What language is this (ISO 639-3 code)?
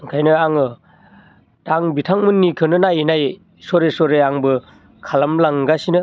brx